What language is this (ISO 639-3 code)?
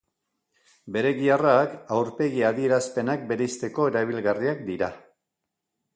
eus